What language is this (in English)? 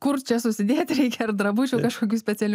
Lithuanian